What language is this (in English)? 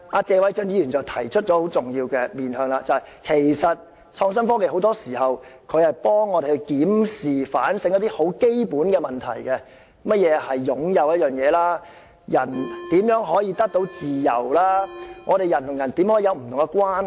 Cantonese